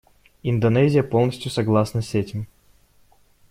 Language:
Russian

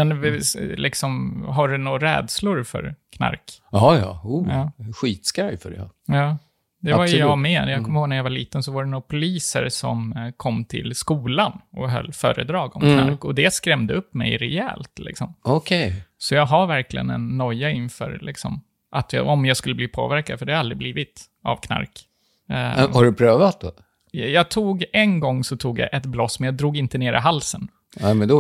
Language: Swedish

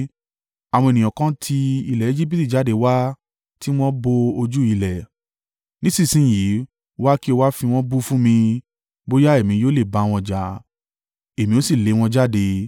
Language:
Yoruba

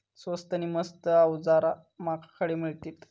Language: Marathi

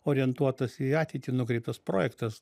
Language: Lithuanian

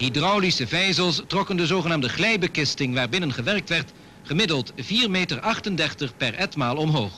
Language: Dutch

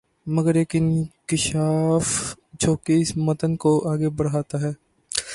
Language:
Urdu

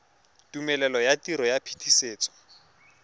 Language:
Tswana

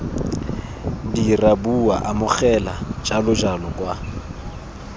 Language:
Tswana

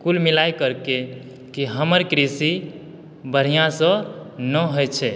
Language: Maithili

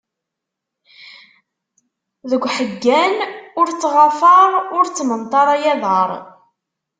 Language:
Kabyle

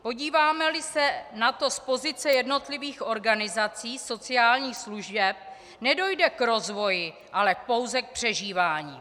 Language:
Czech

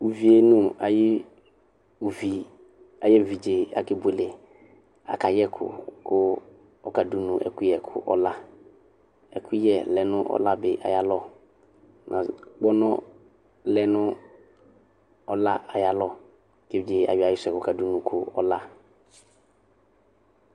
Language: Ikposo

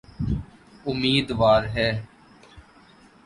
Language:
Urdu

